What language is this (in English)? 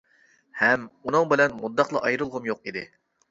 Uyghur